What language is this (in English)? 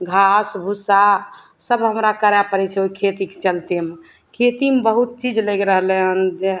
Maithili